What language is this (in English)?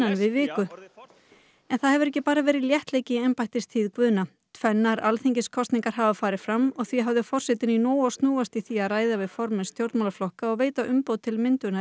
Icelandic